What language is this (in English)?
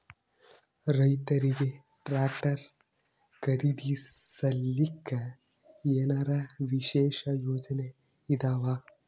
Kannada